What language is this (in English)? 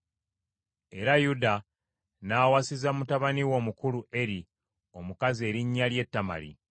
Ganda